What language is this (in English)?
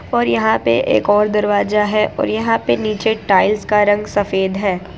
Hindi